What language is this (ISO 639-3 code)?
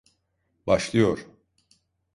tur